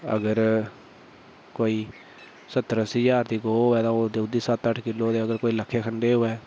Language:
Dogri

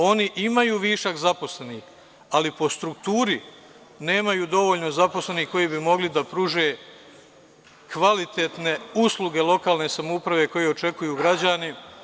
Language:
Serbian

